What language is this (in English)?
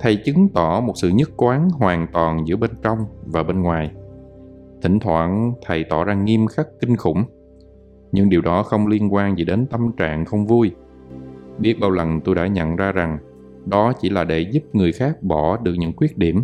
Vietnamese